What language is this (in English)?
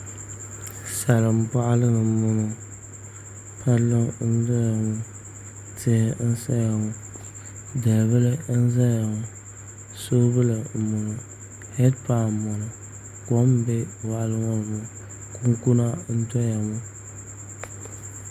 Dagbani